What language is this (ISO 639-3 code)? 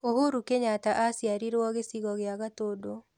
kik